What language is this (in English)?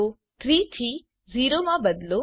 Gujarati